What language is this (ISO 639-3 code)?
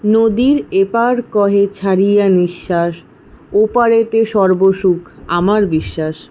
ben